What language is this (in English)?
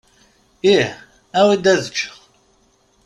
Kabyle